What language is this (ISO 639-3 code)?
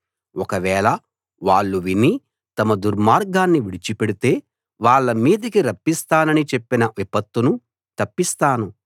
tel